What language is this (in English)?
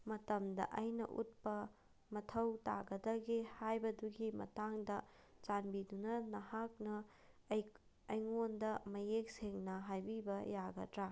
Manipuri